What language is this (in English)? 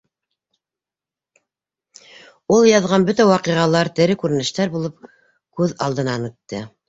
Bashkir